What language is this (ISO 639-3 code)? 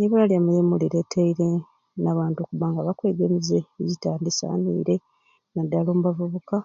ruc